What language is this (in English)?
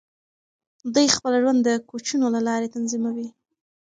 Pashto